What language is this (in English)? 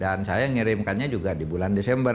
Indonesian